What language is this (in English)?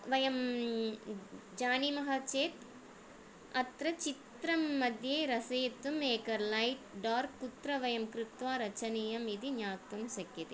Sanskrit